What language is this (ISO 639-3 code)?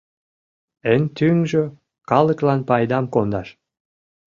chm